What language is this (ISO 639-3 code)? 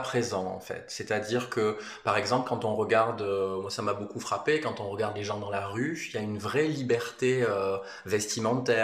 fra